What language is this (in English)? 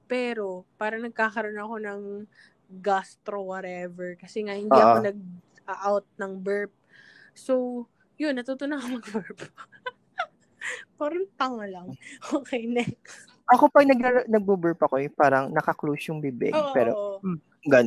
Filipino